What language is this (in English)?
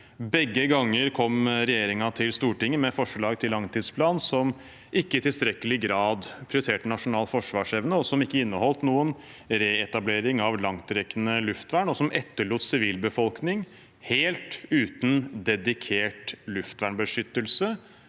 Norwegian